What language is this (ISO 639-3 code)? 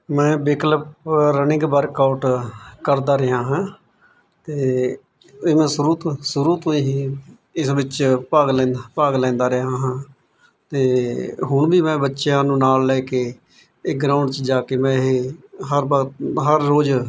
pan